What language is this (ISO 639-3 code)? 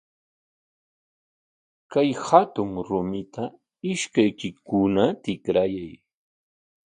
qwa